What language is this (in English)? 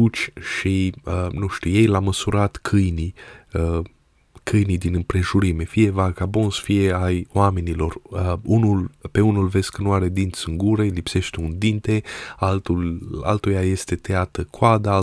Romanian